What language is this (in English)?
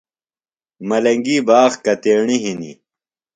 Phalura